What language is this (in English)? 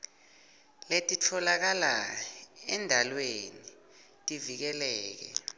Swati